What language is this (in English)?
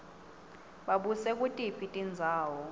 Swati